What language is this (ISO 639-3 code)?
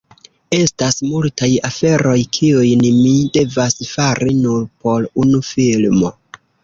epo